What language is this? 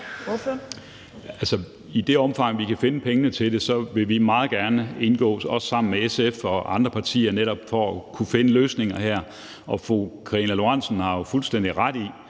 Danish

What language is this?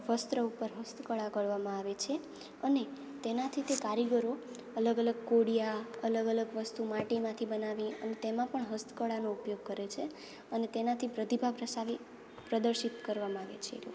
Gujarati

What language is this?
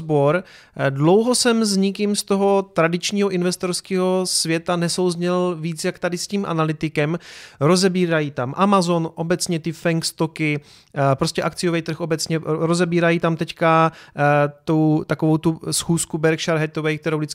Czech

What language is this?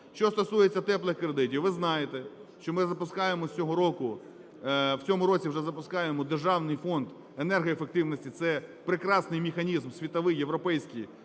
Ukrainian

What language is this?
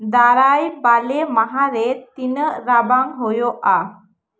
Santali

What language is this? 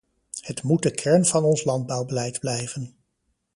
Dutch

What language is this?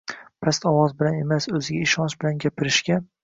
Uzbek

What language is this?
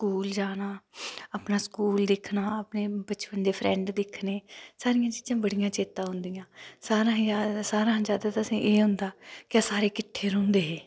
Dogri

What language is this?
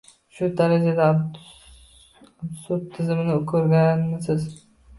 Uzbek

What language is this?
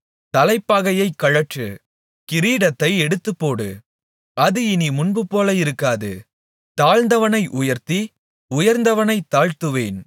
Tamil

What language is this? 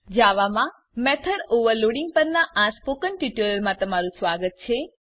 Gujarati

